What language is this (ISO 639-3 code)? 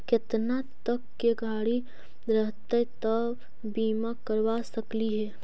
mag